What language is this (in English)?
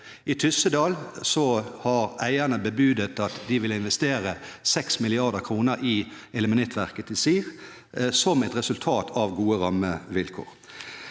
Norwegian